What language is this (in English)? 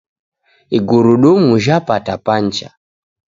Taita